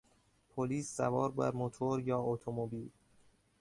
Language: Persian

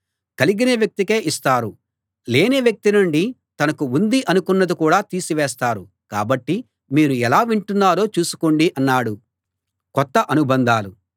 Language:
Telugu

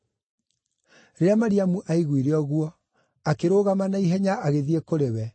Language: Kikuyu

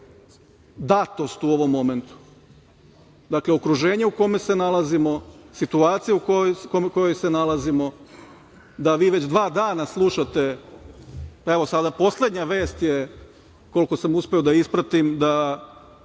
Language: Serbian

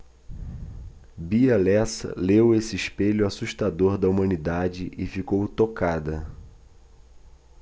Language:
Portuguese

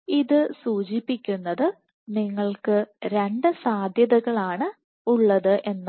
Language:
Malayalam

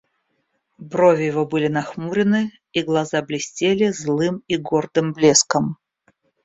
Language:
Russian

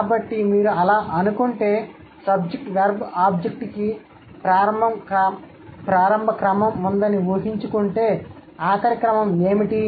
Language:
Telugu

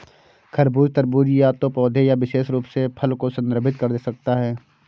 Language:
Hindi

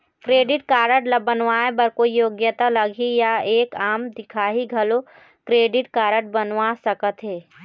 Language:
Chhattisgarhi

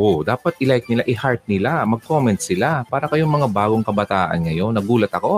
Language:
Filipino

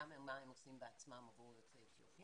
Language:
Hebrew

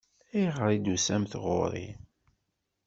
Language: Kabyle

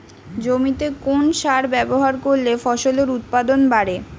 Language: Bangla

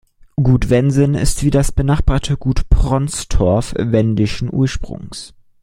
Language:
German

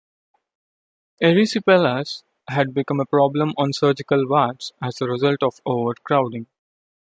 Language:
English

